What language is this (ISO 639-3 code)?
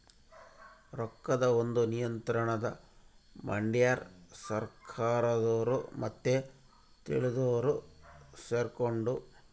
kan